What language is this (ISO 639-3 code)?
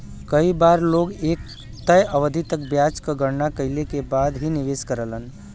bho